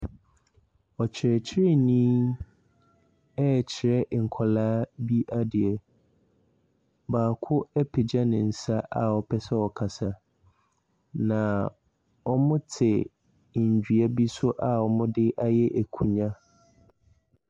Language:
Akan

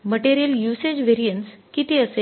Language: Marathi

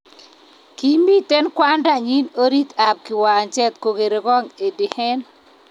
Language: Kalenjin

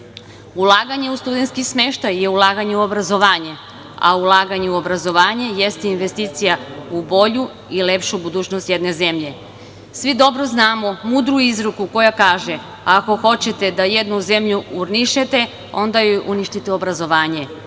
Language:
Serbian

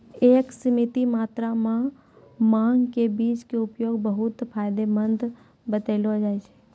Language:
Maithili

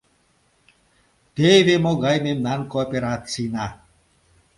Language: Mari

